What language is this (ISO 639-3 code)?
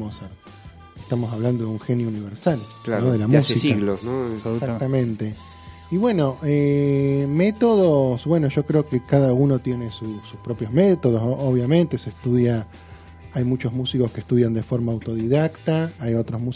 spa